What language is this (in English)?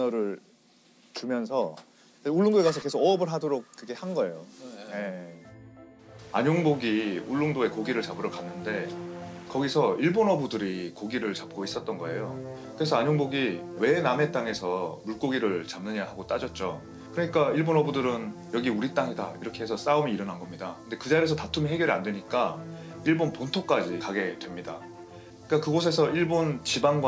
Korean